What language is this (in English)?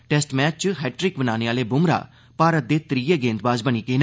Dogri